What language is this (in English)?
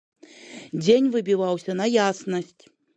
Belarusian